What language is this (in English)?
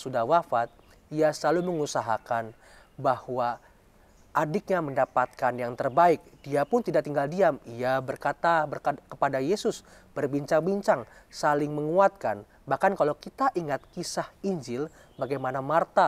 Indonesian